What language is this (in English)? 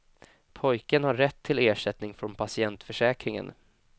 Swedish